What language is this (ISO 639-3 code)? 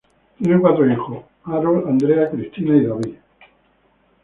spa